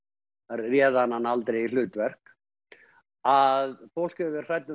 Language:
Icelandic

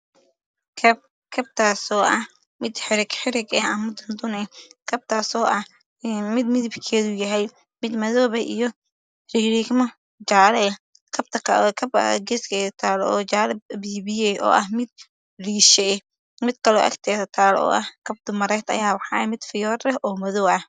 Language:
Somali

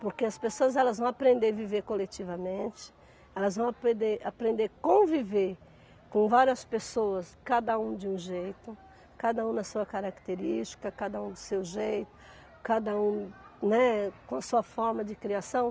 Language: Portuguese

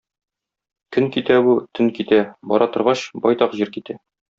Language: Tatar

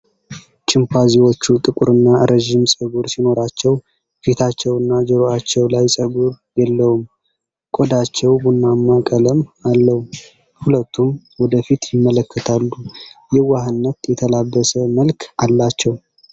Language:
Amharic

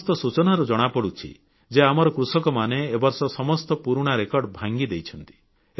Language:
Odia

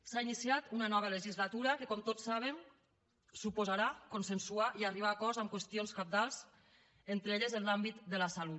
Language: Catalan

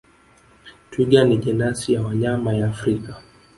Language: Swahili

